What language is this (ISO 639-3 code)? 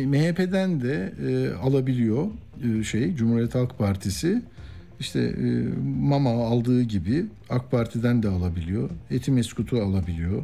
tur